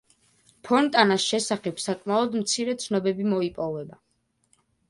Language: Georgian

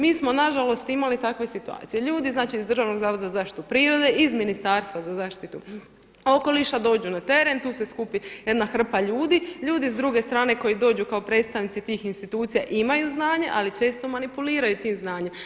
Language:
Croatian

